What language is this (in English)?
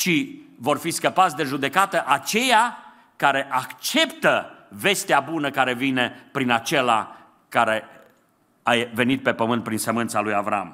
Romanian